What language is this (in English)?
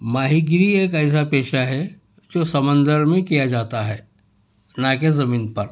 Urdu